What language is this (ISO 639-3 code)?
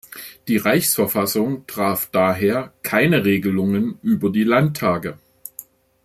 deu